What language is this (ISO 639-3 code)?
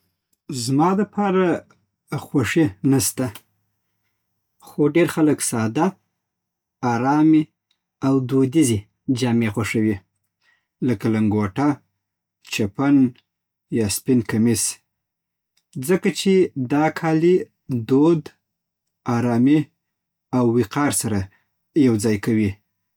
pbt